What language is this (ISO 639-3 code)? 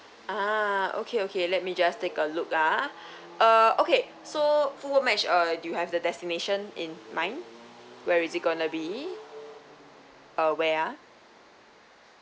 eng